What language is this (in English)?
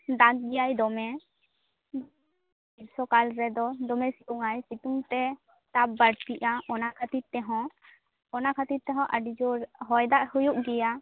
Santali